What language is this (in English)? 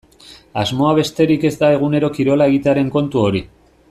Basque